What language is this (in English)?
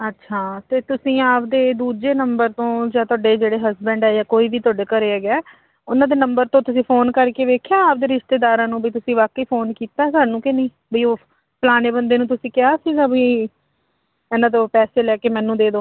Punjabi